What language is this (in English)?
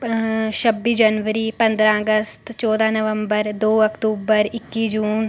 Dogri